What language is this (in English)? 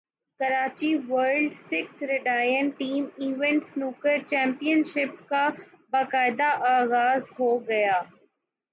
Urdu